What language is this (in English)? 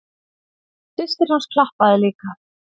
Icelandic